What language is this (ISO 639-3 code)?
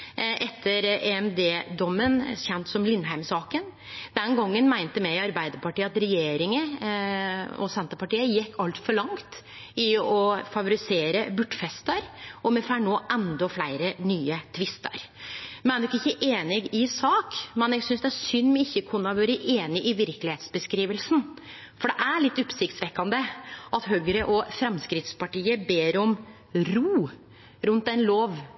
nno